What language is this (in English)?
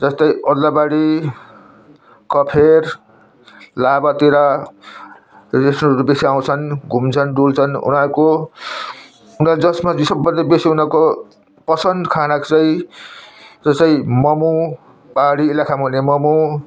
Nepali